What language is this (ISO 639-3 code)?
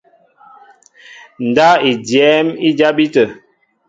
mbo